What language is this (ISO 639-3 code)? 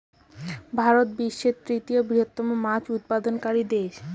ben